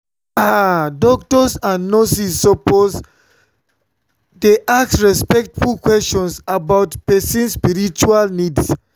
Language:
Nigerian Pidgin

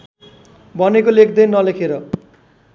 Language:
Nepali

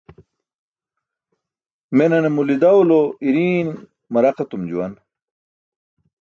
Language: Burushaski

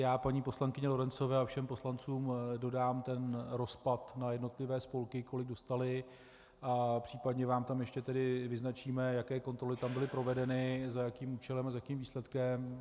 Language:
Czech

